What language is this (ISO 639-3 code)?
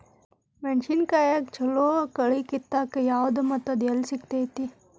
kan